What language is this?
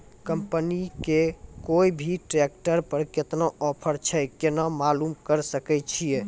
Maithili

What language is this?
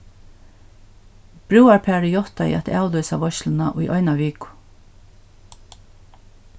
Faroese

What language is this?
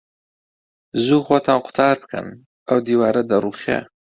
Central Kurdish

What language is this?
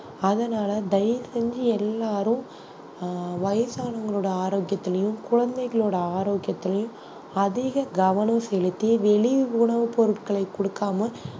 Tamil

